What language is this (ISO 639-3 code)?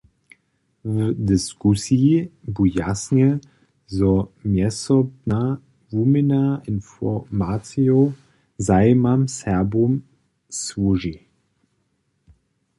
hsb